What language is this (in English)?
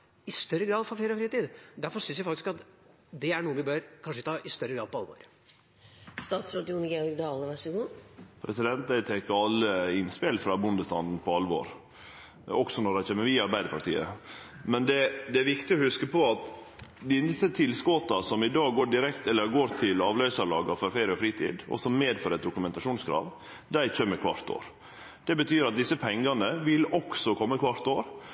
Norwegian